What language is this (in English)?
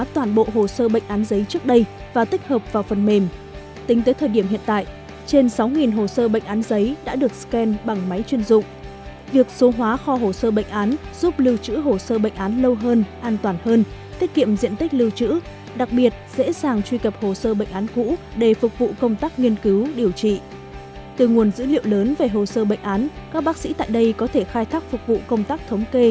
Vietnamese